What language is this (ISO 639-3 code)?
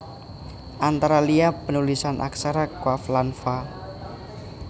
jav